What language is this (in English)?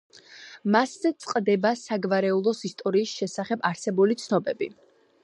Georgian